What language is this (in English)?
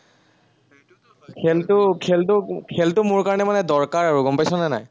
Assamese